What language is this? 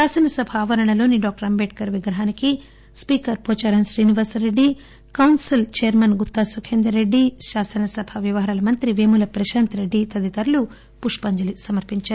Telugu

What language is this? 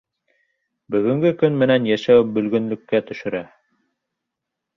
Bashkir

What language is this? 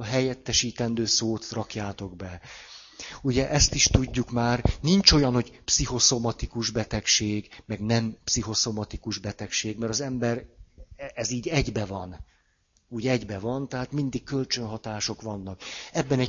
Hungarian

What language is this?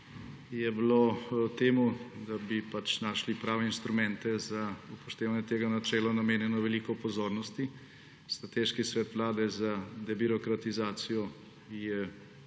Slovenian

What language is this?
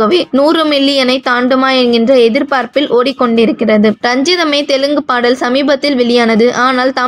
Arabic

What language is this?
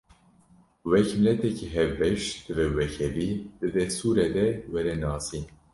Kurdish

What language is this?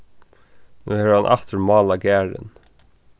Faroese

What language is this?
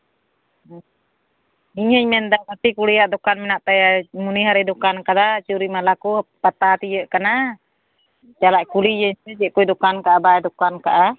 Santali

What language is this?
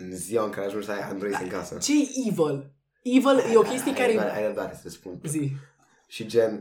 Romanian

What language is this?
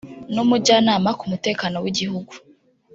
Kinyarwanda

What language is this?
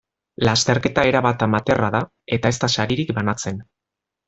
Basque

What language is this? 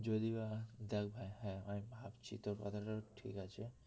Bangla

